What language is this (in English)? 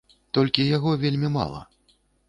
Belarusian